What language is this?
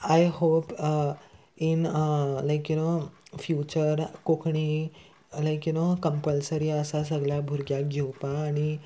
Konkani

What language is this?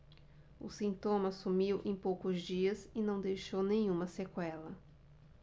Portuguese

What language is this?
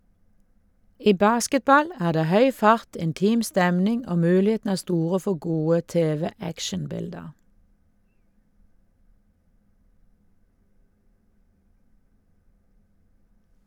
Norwegian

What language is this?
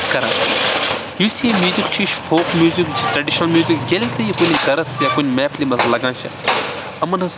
Kashmiri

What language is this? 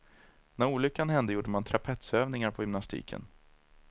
Swedish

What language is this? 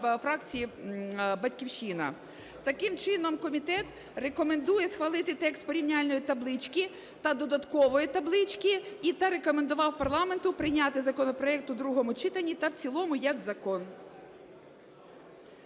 Ukrainian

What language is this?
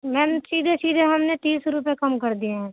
Urdu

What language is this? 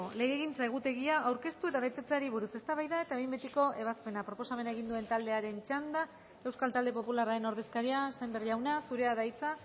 Basque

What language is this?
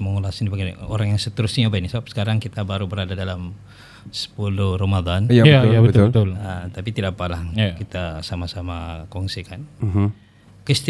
Malay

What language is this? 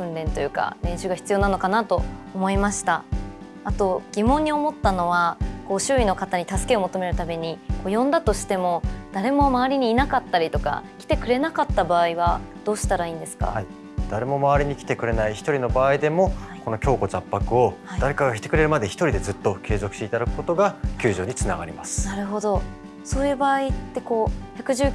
Japanese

